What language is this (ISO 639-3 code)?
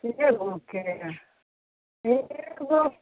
mai